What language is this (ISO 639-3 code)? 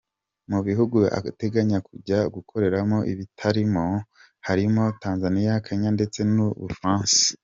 kin